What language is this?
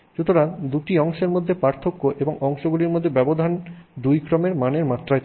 Bangla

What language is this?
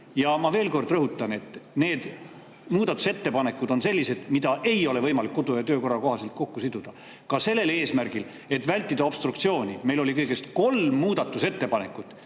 Estonian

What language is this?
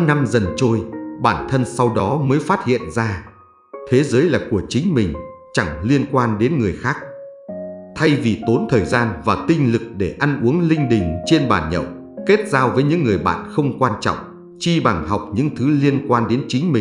Vietnamese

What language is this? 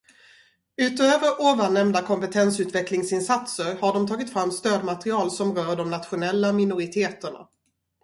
Swedish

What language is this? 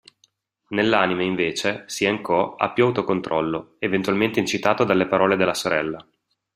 Italian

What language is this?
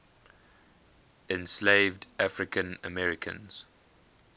English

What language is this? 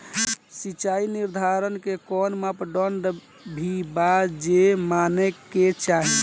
Bhojpuri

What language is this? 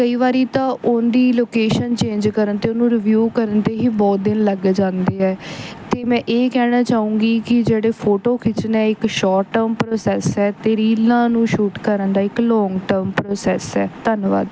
Punjabi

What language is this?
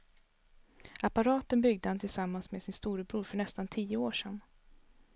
Swedish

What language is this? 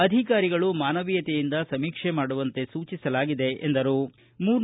Kannada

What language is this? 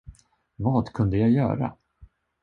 Swedish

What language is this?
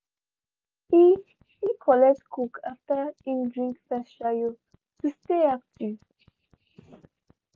Nigerian Pidgin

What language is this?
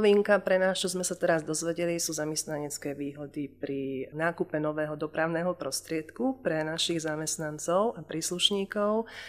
Slovak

